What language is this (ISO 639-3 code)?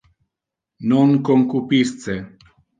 ina